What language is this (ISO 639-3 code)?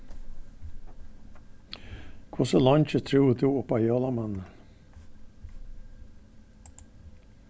fao